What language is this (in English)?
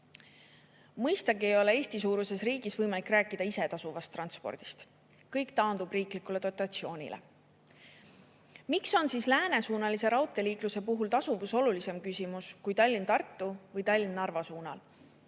Estonian